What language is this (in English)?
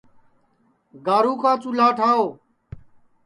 Sansi